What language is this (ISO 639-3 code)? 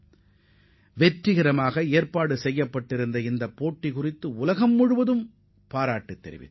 tam